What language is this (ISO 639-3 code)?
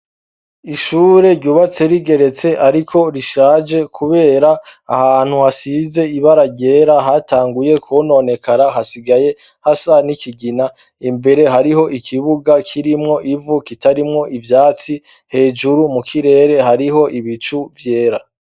run